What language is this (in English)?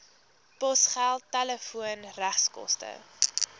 Afrikaans